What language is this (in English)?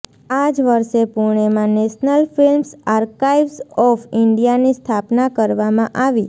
Gujarati